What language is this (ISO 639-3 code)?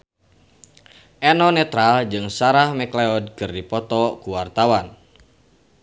sun